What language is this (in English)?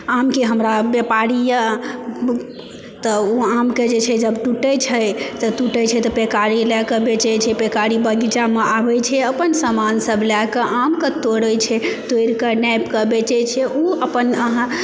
Maithili